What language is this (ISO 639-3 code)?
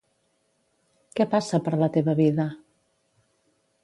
cat